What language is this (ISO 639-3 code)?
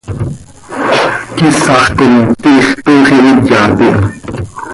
sei